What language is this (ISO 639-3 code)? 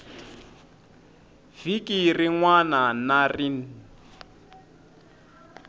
tso